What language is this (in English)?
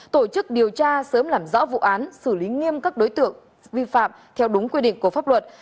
Vietnamese